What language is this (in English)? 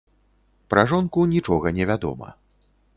Belarusian